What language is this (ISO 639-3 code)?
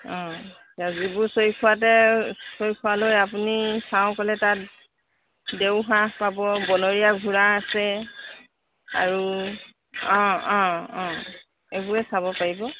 asm